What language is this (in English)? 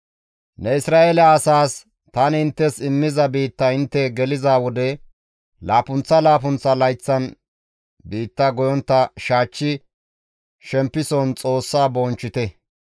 Gamo